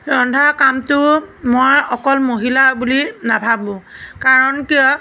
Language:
Assamese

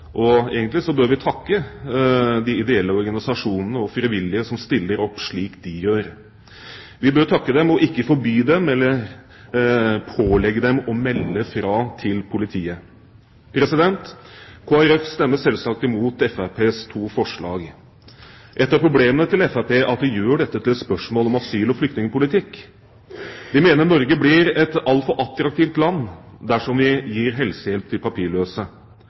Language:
Norwegian Bokmål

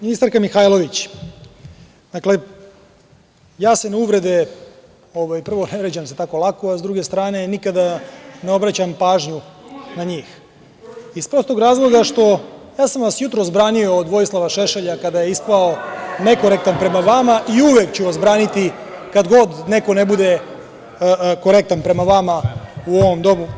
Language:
Serbian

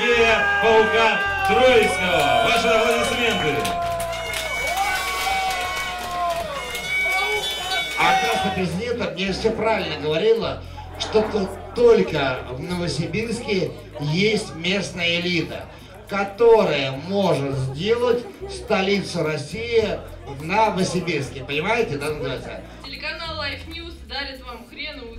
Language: Russian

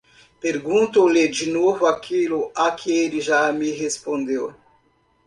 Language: Portuguese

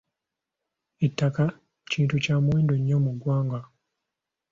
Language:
Ganda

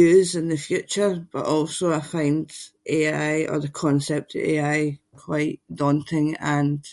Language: Scots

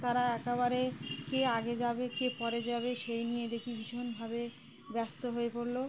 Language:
Bangla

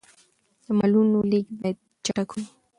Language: Pashto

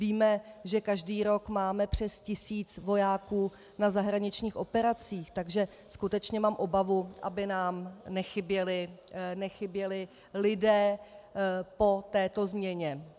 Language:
Czech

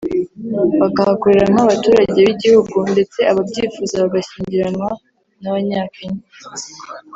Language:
Kinyarwanda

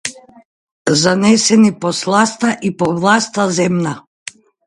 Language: Macedonian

